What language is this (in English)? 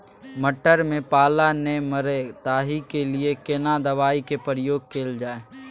Maithili